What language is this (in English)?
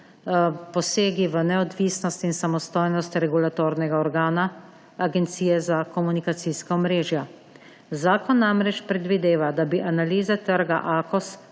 Slovenian